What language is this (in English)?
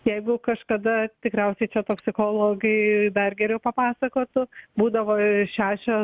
Lithuanian